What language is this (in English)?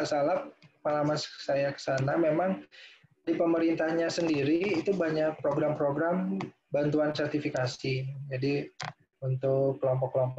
Indonesian